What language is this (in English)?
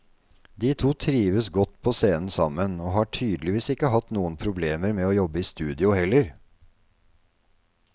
Norwegian